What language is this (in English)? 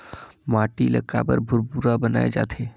Chhattisgarhi